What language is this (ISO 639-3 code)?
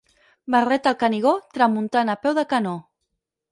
cat